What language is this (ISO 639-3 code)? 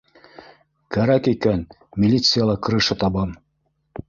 bak